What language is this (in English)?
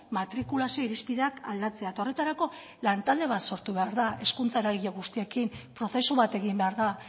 Basque